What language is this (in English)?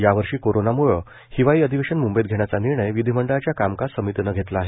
Marathi